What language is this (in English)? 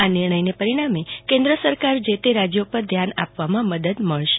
Gujarati